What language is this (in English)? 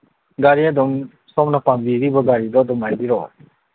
Manipuri